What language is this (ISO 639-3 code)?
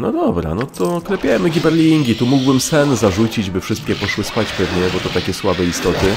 pol